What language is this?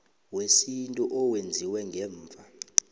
South Ndebele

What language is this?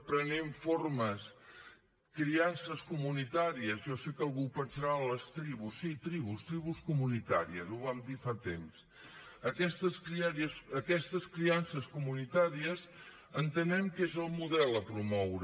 Catalan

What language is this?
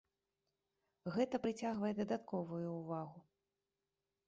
Belarusian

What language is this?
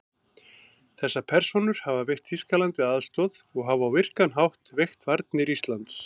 Icelandic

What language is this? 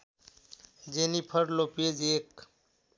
Nepali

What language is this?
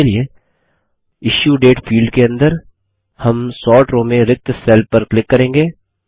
Hindi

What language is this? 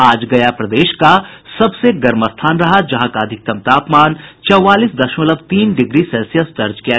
Hindi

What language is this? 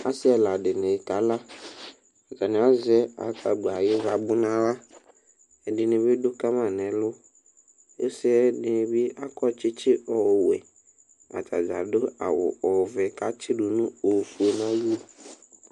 Ikposo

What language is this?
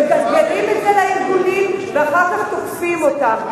Hebrew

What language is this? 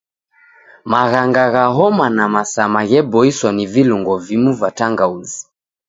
Taita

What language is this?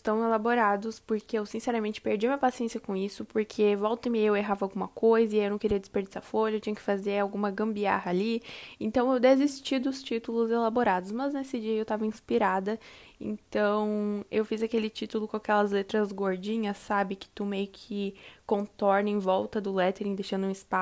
Portuguese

